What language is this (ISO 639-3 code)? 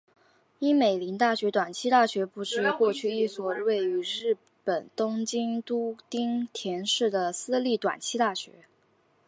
zho